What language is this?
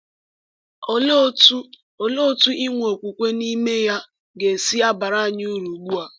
Igbo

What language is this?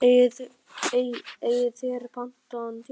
Icelandic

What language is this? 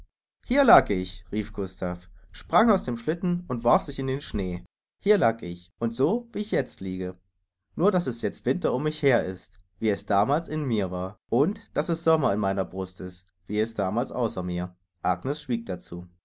German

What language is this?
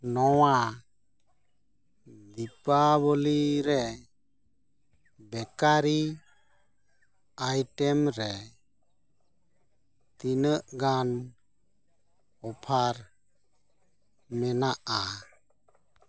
Santali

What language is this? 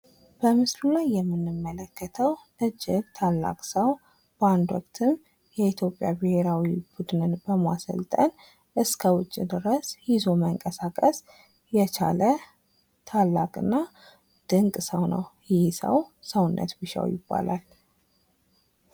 Amharic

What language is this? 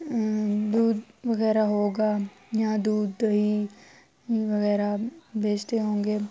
Urdu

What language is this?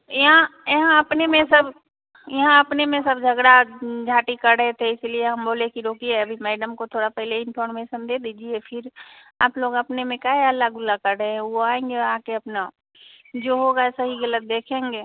Hindi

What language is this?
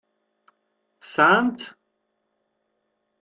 Kabyle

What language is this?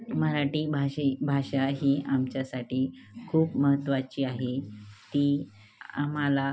Marathi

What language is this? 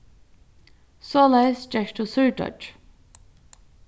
Faroese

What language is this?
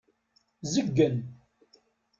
Kabyle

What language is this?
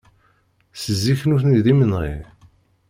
Kabyle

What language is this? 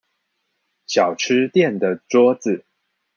Chinese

